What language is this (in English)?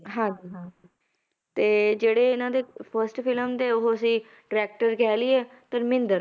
Punjabi